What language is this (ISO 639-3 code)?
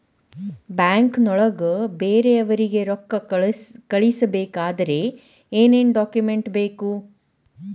kan